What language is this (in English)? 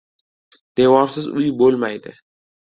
Uzbek